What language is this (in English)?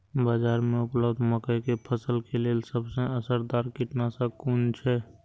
Maithili